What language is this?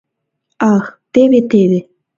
Mari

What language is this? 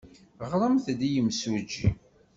Kabyle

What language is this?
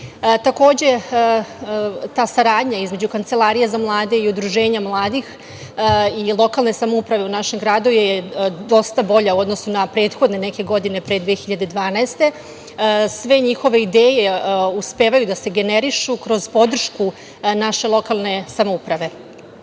Serbian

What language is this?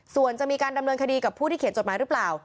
Thai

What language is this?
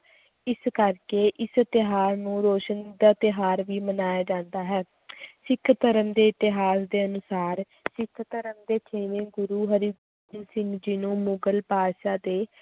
Punjabi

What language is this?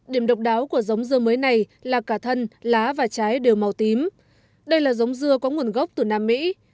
Vietnamese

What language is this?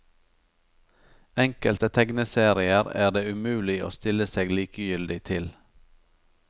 Norwegian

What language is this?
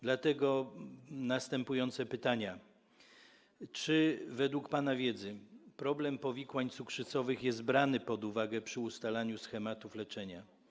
Polish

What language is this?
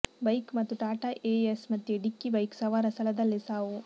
Kannada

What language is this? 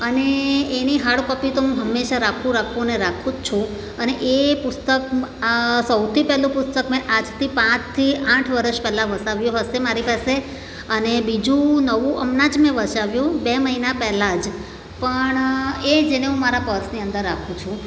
Gujarati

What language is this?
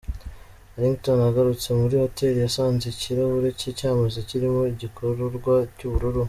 Kinyarwanda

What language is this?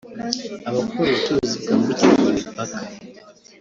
Kinyarwanda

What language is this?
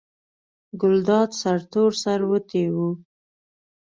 Pashto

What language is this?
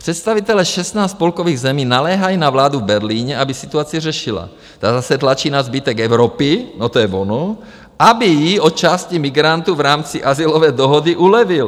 Czech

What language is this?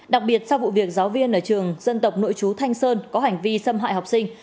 Vietnamese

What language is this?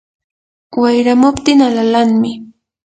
Yanahuanca Pasco Quechua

